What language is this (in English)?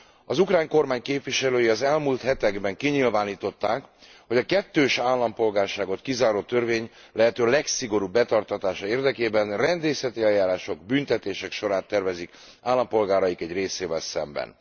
Hungarian